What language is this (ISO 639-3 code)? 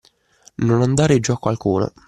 ita